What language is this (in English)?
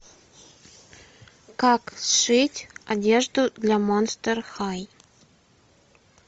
Russian